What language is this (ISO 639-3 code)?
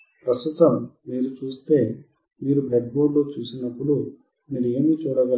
tel